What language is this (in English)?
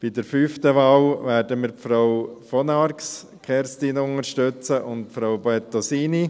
Swiss German